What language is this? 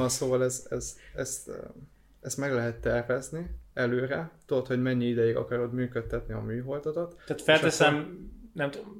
Hungarian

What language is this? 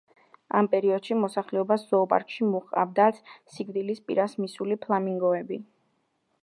Georgian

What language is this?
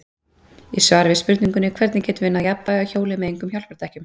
Icelandic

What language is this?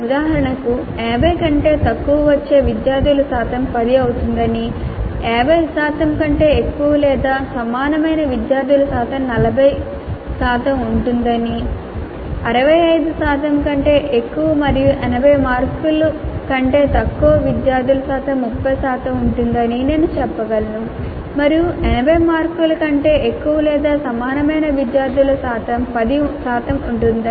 Telugu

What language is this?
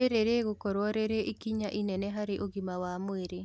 Kikuyu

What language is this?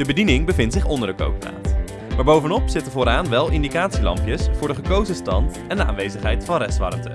Dutch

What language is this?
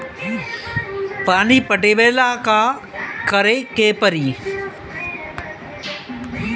Bhojpuri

